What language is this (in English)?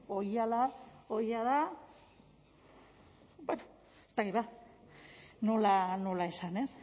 Basque